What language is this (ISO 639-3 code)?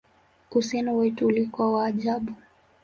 swa